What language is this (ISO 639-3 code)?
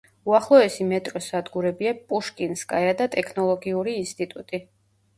kat